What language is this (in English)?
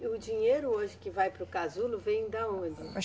Portuguese